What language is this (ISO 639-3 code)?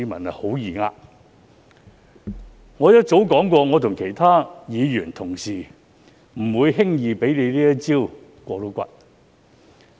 yue